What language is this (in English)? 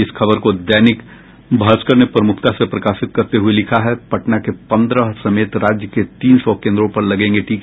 Hindi